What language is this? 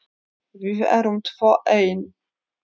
Icelandic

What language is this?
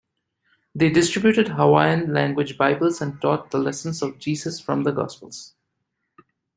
English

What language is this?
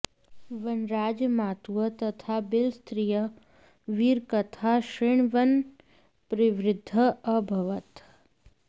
Sanskrit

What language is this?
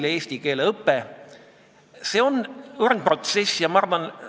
Estonian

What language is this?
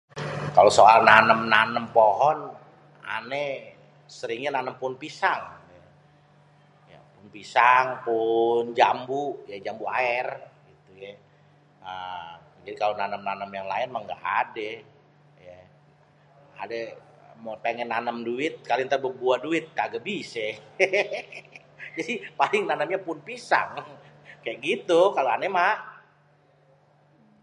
Betawi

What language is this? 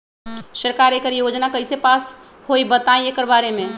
Magahi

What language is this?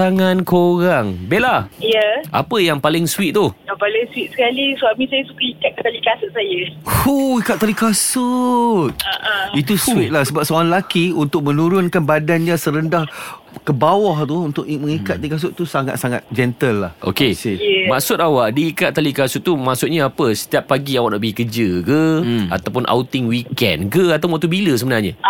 Malay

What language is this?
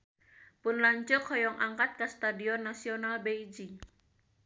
Sundanese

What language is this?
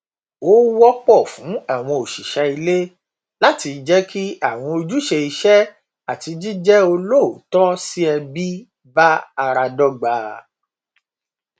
Yoruba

